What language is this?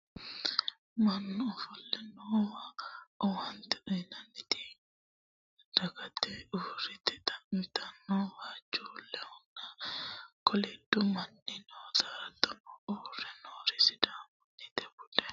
Sidamo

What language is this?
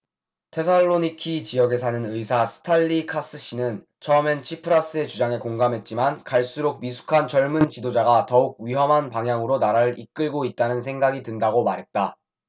Korean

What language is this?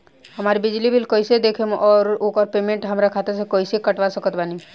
Bhojpuri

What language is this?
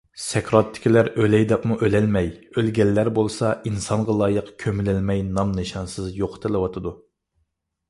Uyghur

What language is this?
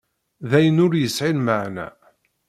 Kabyle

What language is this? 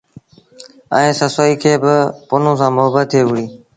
Sindhi Bhil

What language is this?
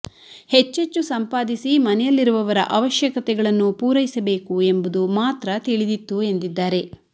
Kannada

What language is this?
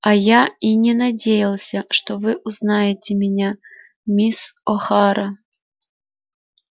Russian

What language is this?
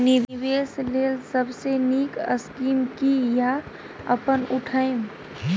Maithili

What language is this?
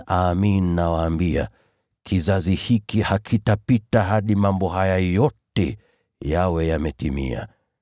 Swahili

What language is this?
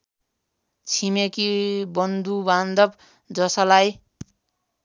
Nepali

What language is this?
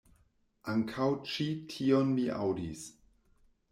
Esperanto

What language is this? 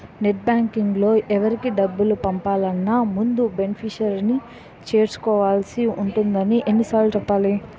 Telugu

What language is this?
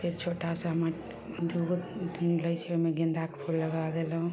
Maithili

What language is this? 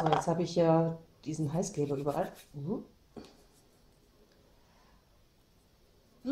German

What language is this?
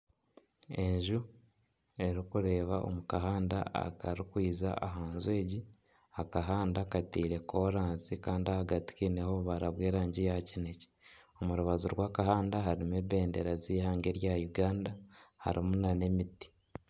Nyankole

